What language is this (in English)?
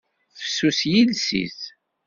Kabyle